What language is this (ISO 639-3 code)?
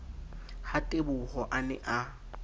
sot